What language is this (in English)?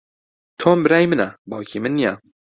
Central Kurdish